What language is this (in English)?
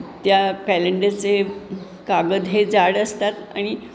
Marathi